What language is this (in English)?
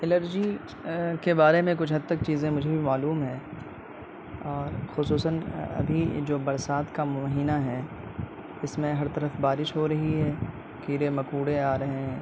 Urdu